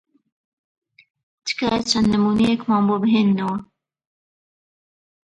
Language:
Central Kurdish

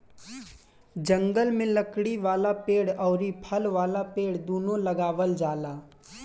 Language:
Bhojpuri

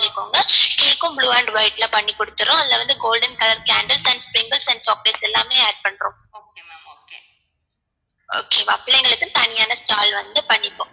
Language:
Tamil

